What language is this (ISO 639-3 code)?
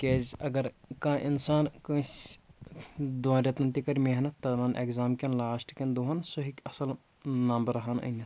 kas